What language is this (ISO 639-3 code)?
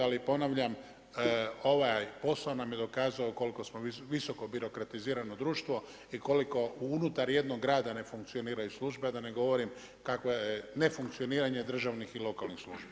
hrv